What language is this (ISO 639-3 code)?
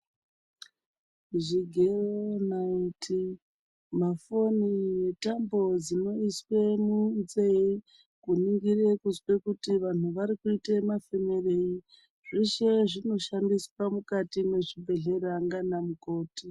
ndc